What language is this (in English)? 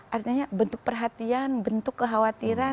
Indonesian